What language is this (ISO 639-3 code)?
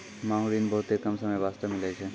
mai